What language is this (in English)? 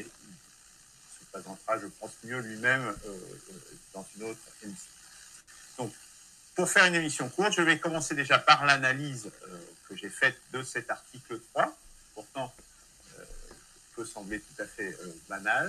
French